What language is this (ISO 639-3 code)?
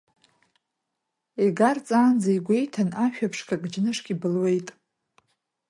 abk